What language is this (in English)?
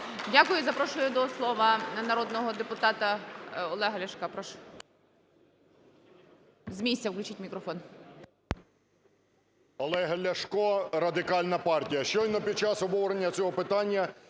Ukrainian